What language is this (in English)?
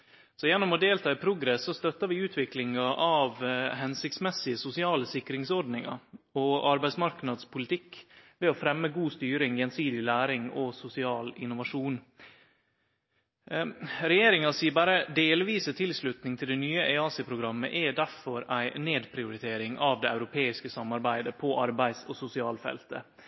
Norwegian Nynorsk